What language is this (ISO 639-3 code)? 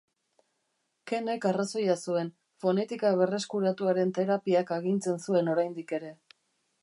eus